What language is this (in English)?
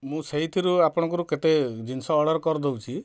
Odia